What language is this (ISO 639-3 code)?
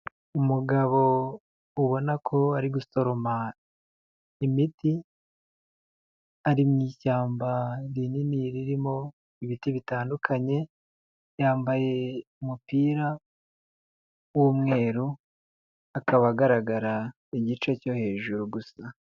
kin